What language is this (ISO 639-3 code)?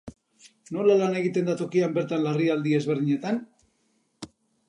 eus